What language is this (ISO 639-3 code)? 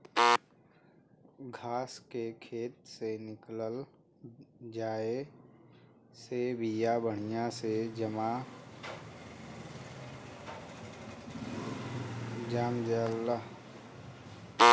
bho